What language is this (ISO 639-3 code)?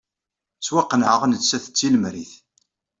kab